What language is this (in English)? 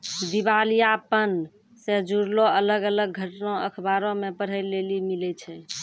Maithili